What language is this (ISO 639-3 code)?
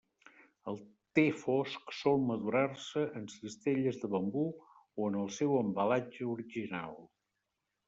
cat